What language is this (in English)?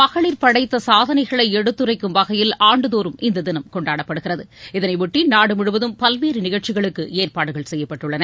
Tamil